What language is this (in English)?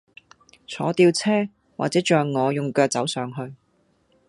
Cantonese